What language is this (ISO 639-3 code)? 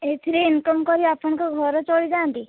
ori